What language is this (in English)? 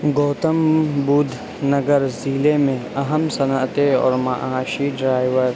Urdu